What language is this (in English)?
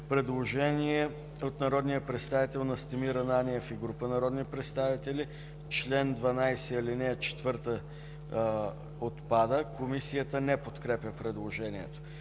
Bulgarian